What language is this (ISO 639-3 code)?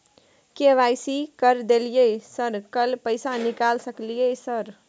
mai